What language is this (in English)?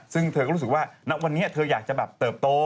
Thai